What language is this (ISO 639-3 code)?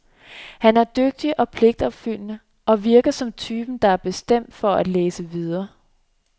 dan